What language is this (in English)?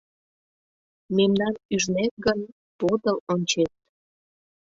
Mari